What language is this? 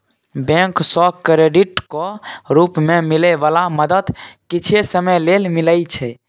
Maithili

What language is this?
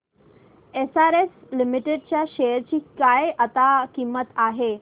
Marathi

